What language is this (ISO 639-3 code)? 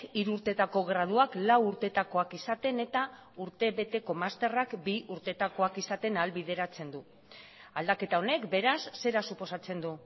eus